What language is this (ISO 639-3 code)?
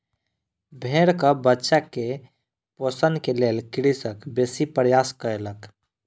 mai